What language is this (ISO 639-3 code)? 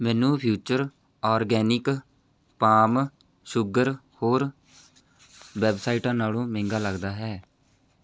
pan